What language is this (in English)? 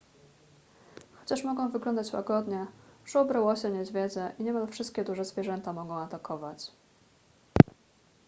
Polish